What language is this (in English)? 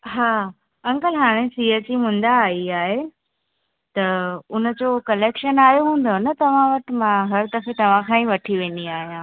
Sindhi